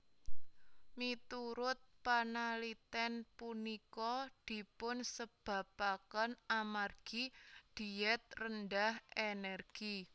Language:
Javanese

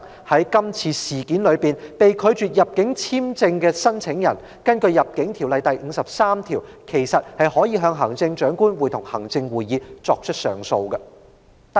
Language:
Cantonese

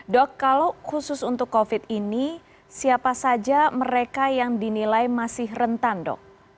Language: Indonesian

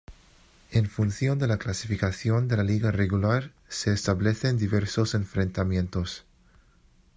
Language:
Spanish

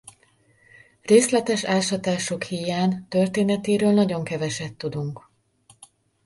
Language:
Hungarian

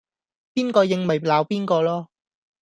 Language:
Cantonese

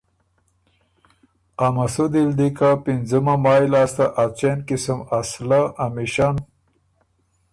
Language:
Ormuri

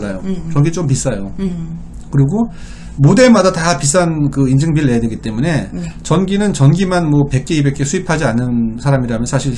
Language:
Korean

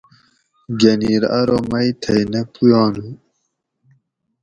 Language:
Gawri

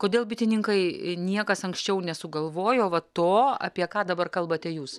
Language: Lithuanian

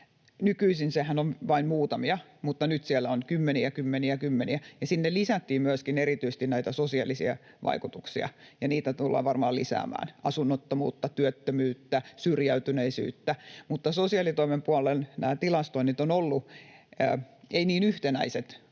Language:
Finnish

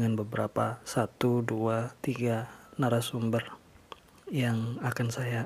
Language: Indonesian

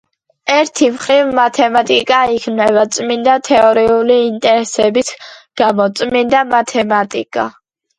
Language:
Georgian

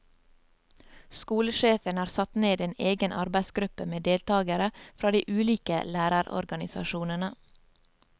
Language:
Norwegian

